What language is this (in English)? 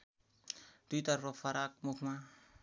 Nepali